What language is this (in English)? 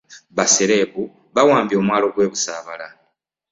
Ganda